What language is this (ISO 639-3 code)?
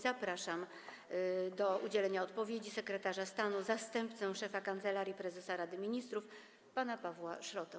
pol